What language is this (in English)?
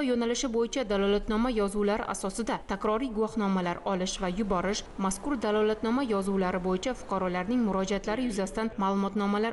Turkish